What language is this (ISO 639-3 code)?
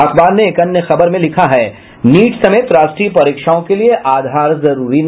hin